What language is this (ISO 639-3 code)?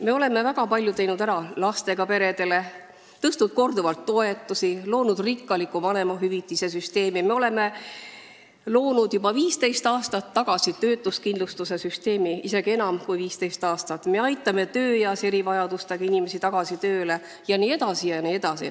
est